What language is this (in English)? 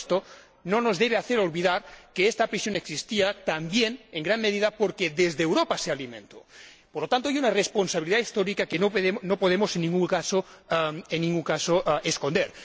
Spanish